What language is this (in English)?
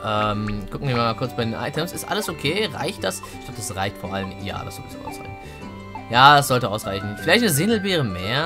German